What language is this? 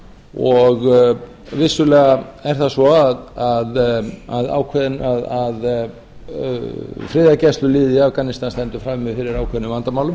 Icelandic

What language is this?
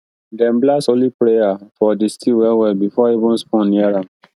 Nigerian Pidgin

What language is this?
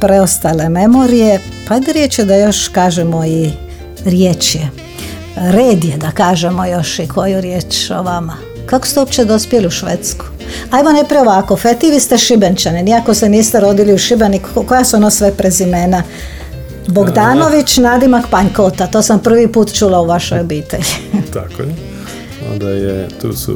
Croatian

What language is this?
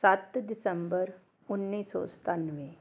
Punjabi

